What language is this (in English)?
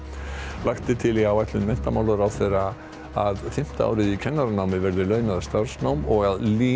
Icelandic